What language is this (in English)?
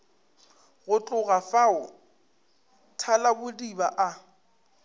Northern Sotho